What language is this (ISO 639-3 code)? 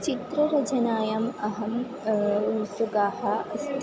san